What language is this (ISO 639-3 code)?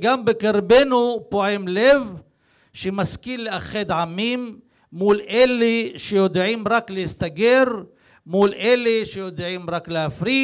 heb